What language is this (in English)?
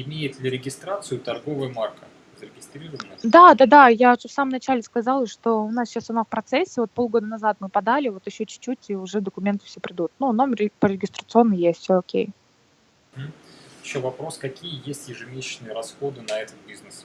Russian